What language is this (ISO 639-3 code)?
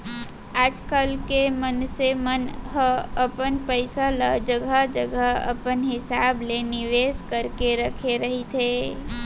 hne